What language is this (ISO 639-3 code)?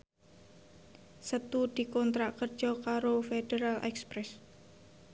jav